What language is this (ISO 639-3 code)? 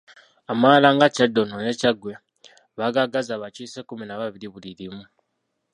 lug